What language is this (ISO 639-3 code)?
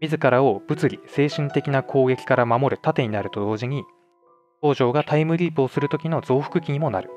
jpn